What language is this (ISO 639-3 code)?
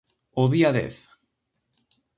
glg